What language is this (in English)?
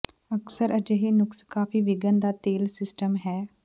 Punjabi